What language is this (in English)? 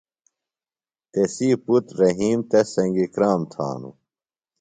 Phalura